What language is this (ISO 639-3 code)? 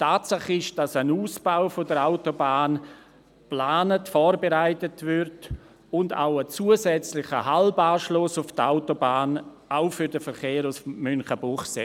gsw